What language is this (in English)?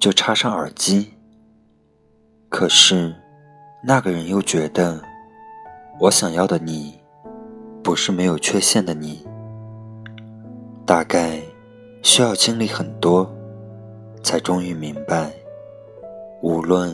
Chinese